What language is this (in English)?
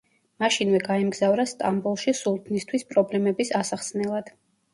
Georgian